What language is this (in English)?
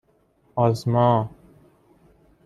Persian